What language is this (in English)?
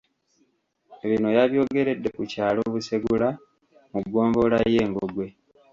Ganda